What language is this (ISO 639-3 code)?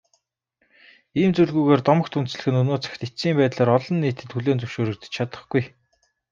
mon